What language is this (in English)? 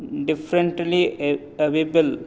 Sanskrit